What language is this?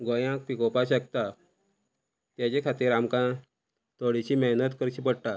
Konkani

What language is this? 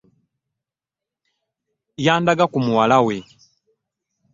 Ganda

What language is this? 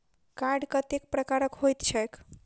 Maithili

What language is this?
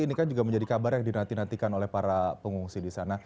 Indonesian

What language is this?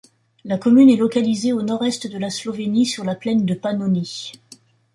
French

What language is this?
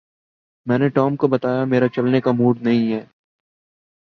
Urdu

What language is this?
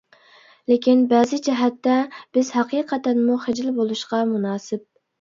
Uyghur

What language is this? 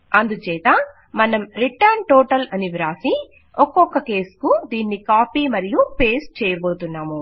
Telugu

